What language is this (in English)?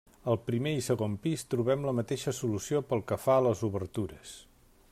Catalan